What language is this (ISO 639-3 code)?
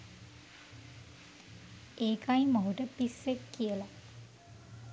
sin